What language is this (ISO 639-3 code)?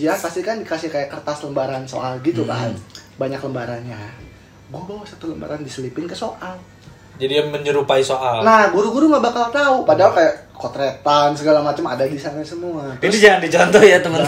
ind